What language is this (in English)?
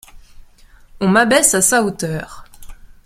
French